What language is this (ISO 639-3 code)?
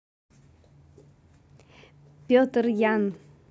rus